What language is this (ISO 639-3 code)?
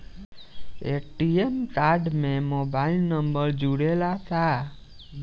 bho